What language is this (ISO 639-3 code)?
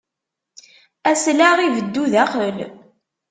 kab